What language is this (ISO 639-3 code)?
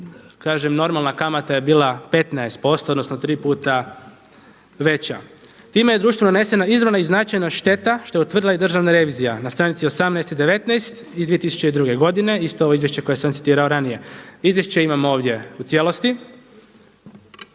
hrv